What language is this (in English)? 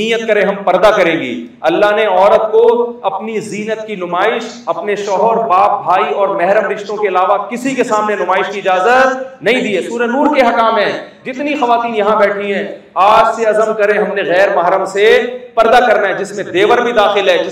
Urdu